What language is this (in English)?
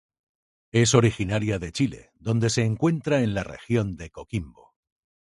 Spanish